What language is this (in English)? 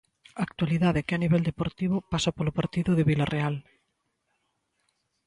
Galician